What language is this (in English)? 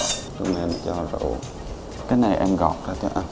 Vietnamese